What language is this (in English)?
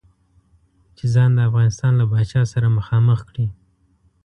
Pashto